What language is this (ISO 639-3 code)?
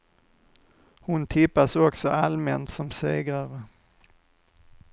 swe